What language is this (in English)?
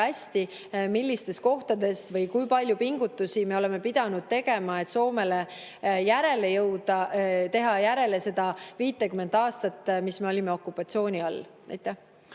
Estonian